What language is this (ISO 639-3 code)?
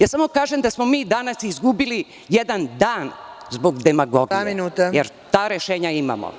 srp